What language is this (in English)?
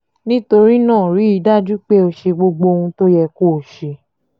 Yoruba